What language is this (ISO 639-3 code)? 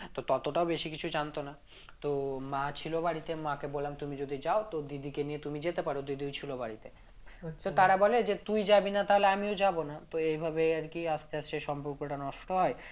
ben